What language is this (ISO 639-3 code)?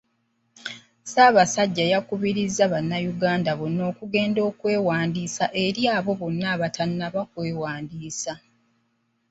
lug